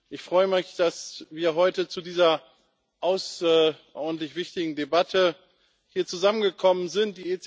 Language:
German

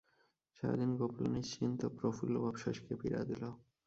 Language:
Bangla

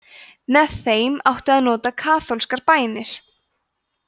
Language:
Icelandic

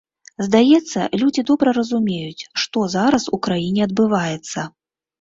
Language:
Belarusian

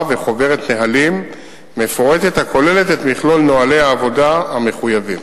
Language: Hebrew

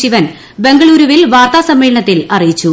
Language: Malayalam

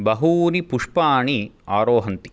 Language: Sanskrit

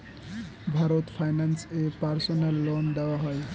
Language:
Bangla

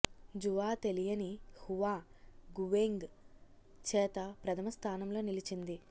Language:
Telugu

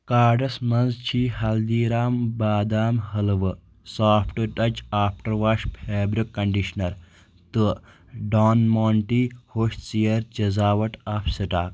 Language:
Kashmiri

